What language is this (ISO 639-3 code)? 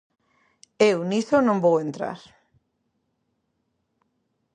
glg